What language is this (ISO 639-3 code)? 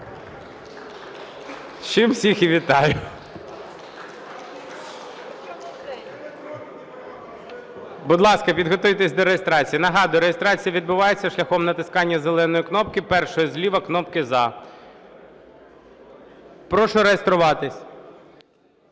ukr